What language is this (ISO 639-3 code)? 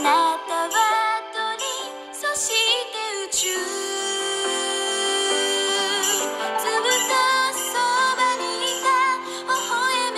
vie